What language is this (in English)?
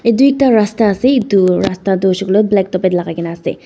Naga Pidgin